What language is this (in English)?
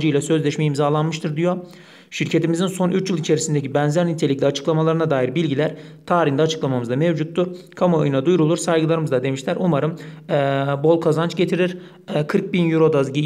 Turkish